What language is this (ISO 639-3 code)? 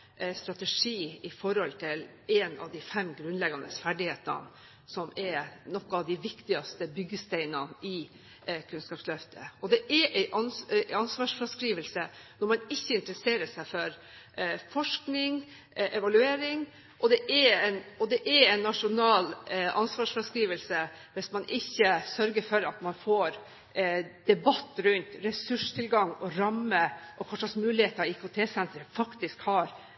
nob